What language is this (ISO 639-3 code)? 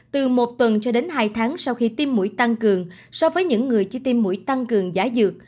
vie